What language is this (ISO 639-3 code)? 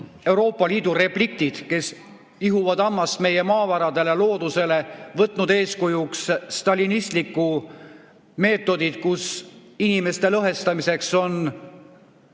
est